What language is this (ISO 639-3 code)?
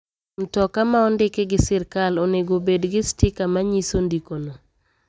luo